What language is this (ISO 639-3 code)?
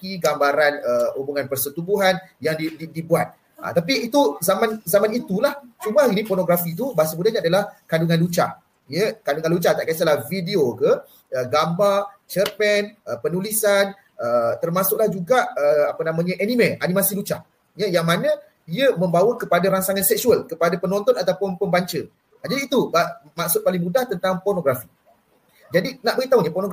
msa